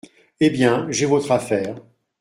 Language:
French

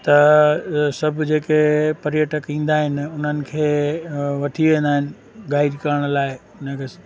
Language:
Sindhi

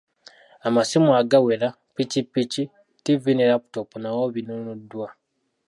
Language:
Ganda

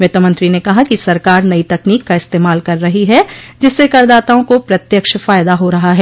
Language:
Hindi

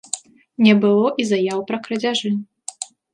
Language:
Belarusian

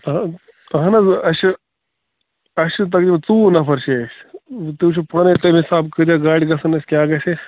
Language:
Kashmiri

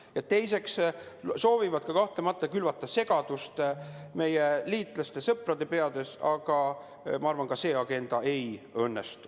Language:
Estonian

